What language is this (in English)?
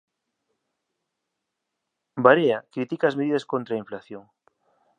Galician